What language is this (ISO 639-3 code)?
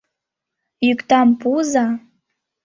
chm